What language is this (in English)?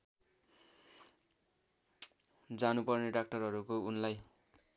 Nepali